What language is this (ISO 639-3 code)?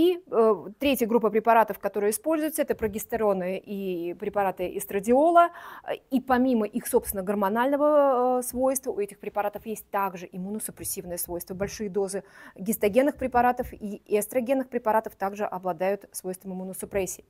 rus